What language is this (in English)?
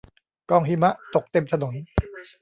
Thai